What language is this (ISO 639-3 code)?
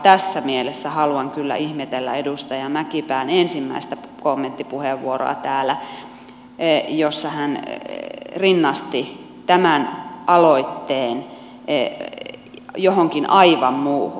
fin